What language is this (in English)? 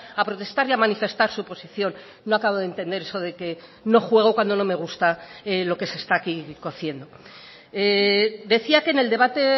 Spanish